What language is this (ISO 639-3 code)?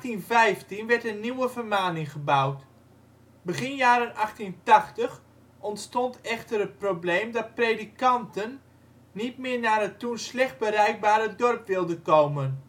nld